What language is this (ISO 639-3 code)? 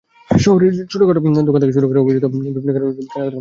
ben